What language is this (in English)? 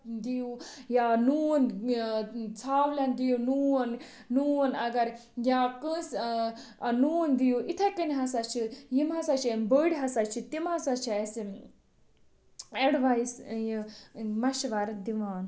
Kashmiri